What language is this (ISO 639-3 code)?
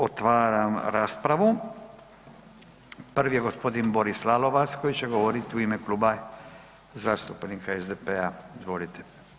hrv